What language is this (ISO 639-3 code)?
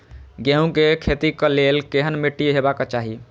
mai